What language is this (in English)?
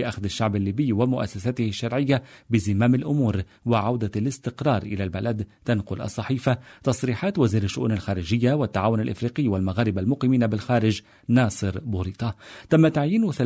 Arabic